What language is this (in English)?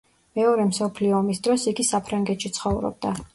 Georgian